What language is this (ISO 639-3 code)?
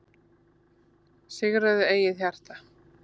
isl